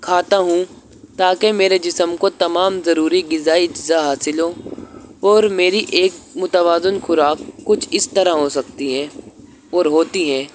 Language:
Urdu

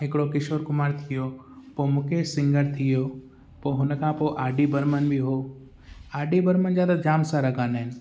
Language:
Sindhi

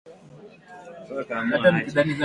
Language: Swahili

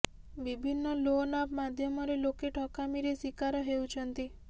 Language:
Odia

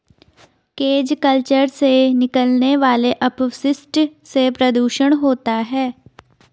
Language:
Hindi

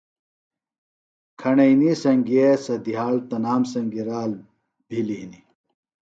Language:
Phalura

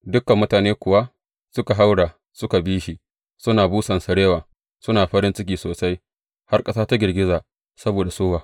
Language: Hausa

